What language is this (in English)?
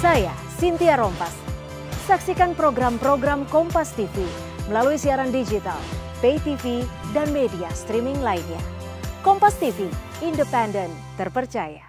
Indonesian